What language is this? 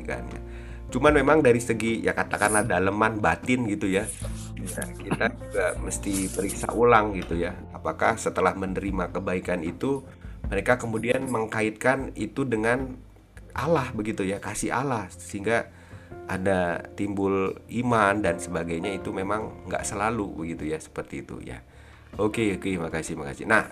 Indonesian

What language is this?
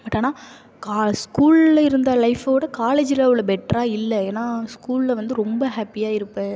Tamil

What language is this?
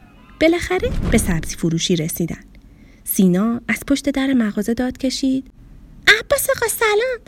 Persian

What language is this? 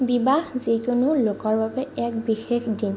Assamese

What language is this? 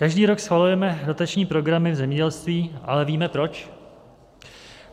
Czech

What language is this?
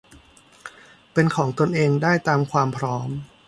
Thai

